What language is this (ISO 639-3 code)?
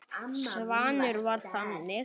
isl